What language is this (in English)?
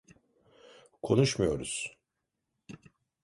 Turkish